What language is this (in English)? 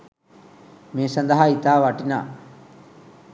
Sinhala